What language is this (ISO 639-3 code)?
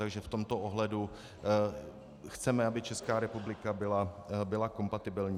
ces